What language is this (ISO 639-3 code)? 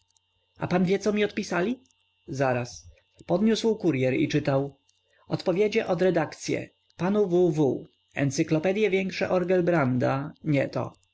pol